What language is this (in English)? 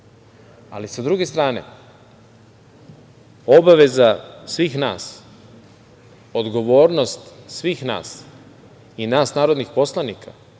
Serbian